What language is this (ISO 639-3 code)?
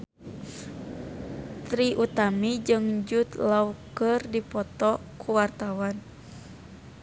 sun